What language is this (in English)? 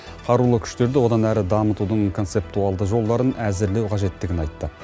Kazakh